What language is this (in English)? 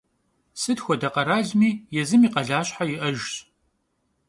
Kabardian